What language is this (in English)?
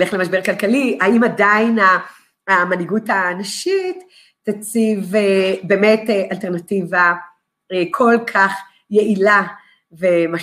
Hebrew